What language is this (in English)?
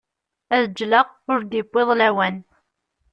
Kabyle